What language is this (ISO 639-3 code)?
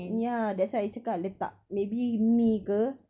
eng